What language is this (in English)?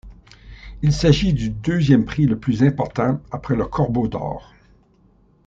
French